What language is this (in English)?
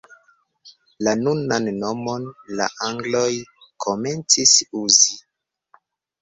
Esperanto